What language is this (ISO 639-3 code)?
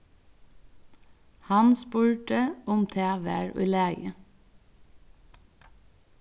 fao